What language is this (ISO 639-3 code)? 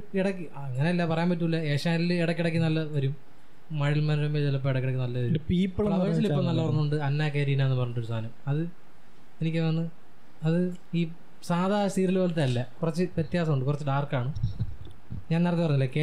mal